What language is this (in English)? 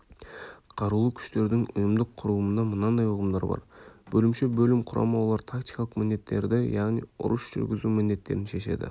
Kazakh